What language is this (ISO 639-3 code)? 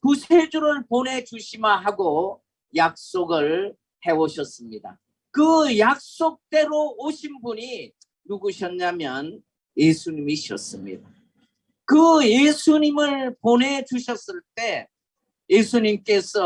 kor